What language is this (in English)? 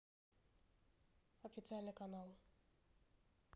Russian